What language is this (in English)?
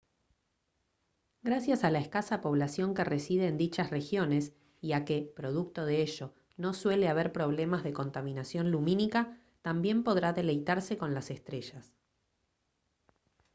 Spanish